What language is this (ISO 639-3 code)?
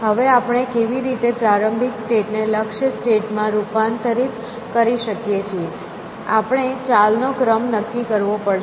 guj